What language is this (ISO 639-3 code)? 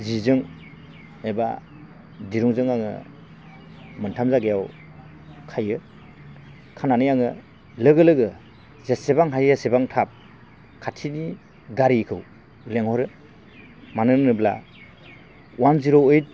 brx